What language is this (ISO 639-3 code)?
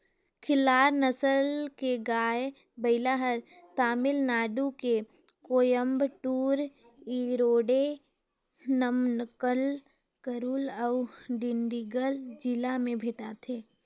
hne